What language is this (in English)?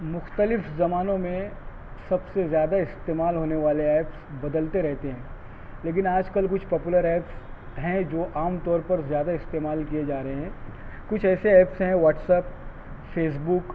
Urdu